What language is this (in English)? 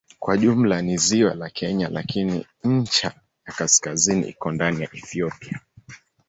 Swahili